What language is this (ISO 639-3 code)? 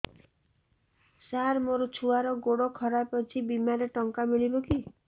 ori